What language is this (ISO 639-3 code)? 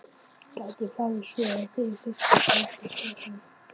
isl